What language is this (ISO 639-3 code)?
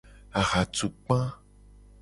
gej